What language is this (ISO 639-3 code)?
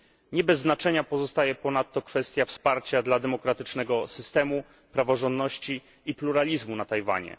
pol